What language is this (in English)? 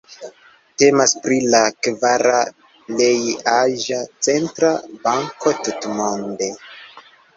Esperanto